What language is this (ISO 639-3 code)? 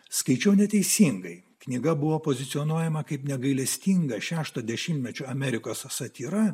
lit